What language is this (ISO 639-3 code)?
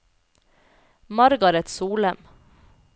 nor